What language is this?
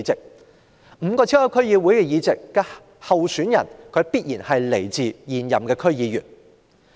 Cantonese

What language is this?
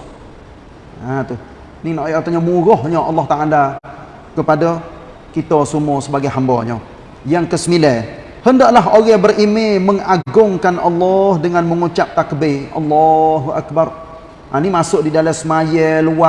Malay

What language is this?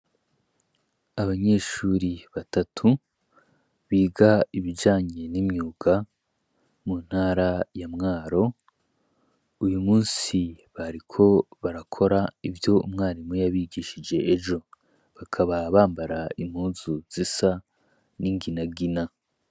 Rundi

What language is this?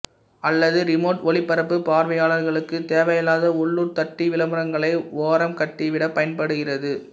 Tamil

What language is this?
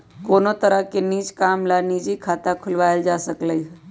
Magahi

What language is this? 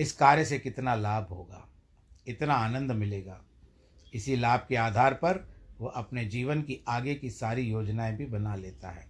Hindi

